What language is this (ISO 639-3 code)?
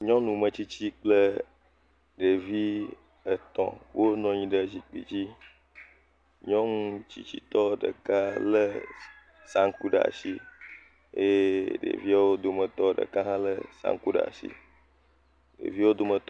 ewe